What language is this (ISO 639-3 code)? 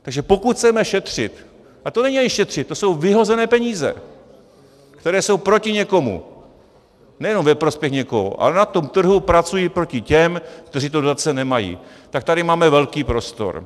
ces